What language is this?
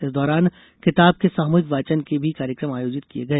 Hindi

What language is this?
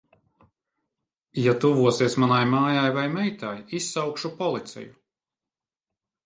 Latvian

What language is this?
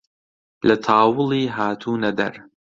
Central Kurdish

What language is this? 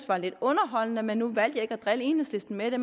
Danish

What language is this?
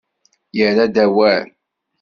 Kabyle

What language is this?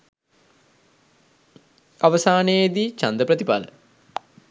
Sinhala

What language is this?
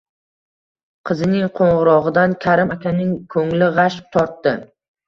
Uzbek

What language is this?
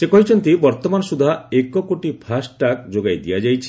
Odia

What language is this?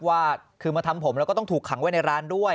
Thai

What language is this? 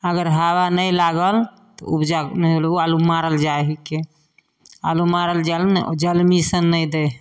Maithili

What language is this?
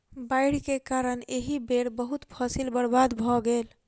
Maithili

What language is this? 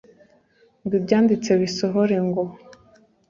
Kinyarwanda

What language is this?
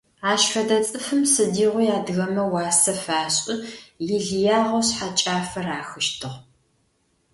Adyghe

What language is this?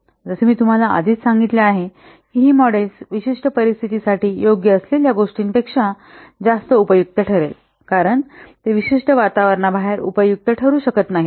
Marathi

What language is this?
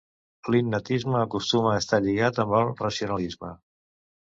Catalan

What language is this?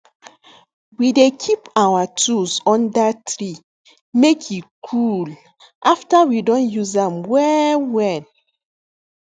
Nigerian Pidgin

